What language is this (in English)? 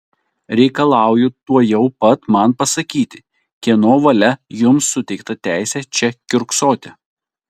Lithuanian